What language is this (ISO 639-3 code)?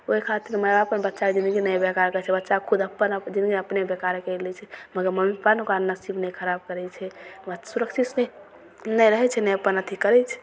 mai